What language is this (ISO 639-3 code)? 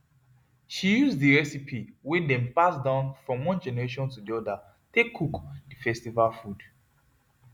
pcm